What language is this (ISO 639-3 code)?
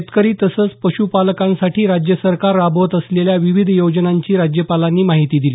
mar